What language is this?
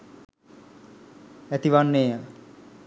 Sinhala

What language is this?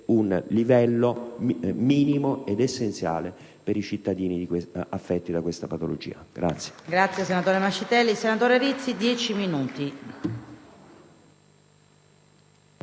Italian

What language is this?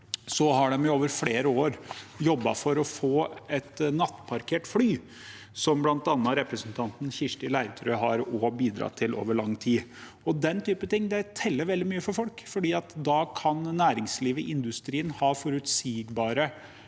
Norwegian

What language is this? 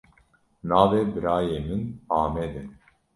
Kurdish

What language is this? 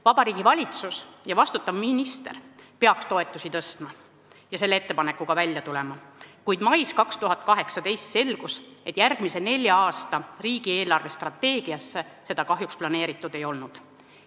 Estonian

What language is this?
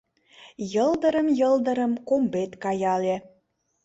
Mari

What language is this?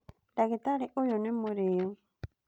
Kikuyu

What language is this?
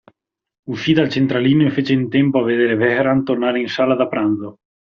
Italian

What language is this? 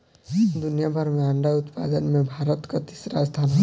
Bhojpuri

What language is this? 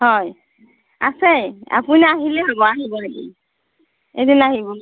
Assamese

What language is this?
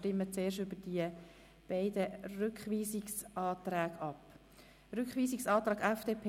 Swiss German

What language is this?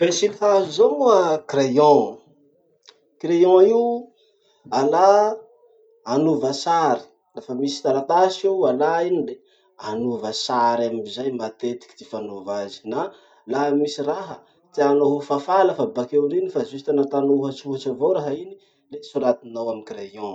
Masikoro Malagasy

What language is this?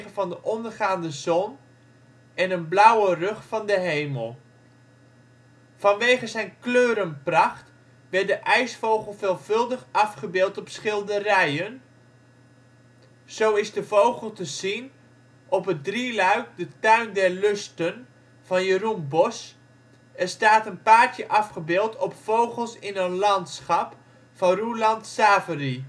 Dutch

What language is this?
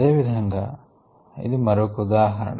Telugu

